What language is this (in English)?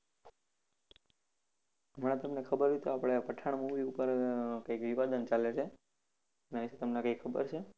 Gujarati